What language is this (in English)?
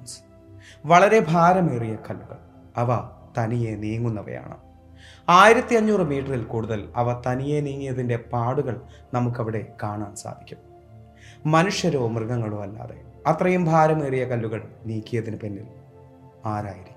Malayalam